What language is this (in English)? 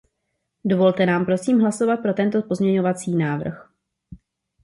Czech